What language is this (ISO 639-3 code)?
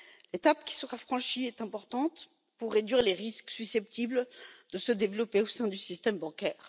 fra